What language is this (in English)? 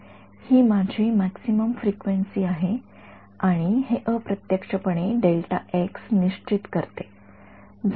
Marathi